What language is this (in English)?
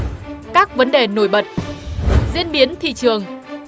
Vietnamese